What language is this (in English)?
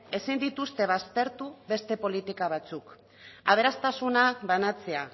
Basque